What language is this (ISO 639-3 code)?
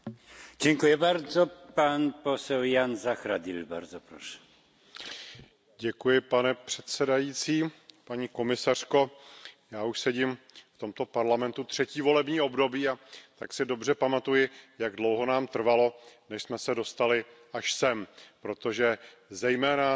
ces